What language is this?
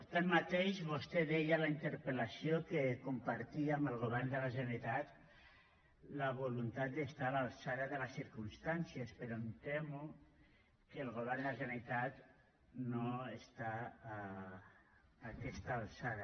Catalan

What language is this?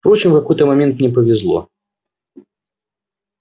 Russian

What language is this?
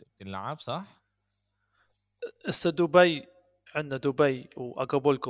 Arabic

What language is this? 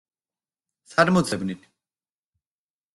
Georgian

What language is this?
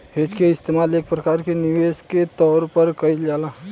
Bhojpuri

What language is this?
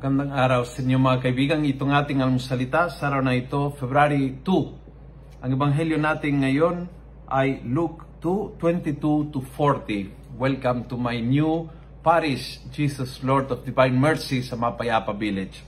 Filipino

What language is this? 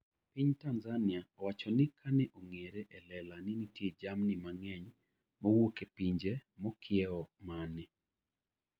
Luo (Kenya and Tanzania)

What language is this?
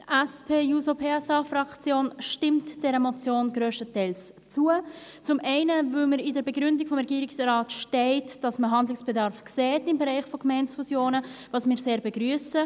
Swiss German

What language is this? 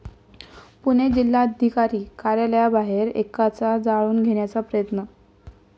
Marathi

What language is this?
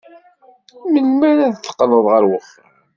Kabyle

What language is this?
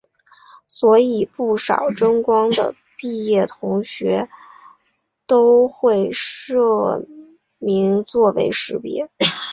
Chinese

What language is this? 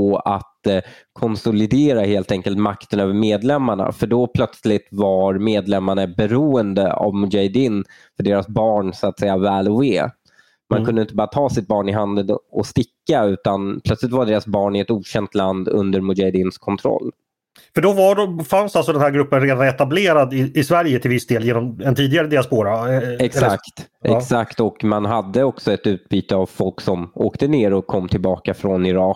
Swedish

